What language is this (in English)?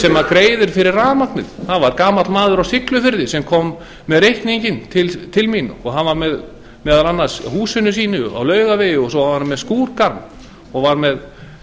Icelandic